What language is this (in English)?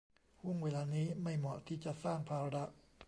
Thai